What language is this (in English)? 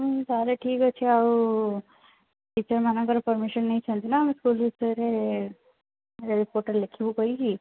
Odia